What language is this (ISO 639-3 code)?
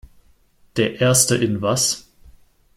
deu